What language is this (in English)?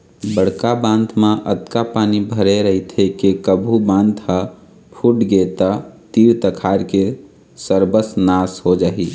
Chhattisgarhi